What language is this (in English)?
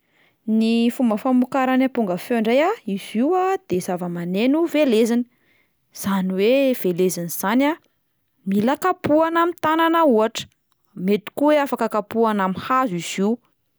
Malagasy